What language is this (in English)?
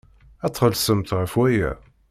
Kabyle